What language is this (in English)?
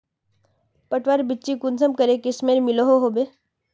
Magahi